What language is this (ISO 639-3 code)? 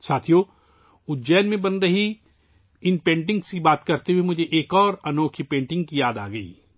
urd